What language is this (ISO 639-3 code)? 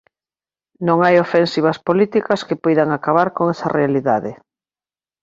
glg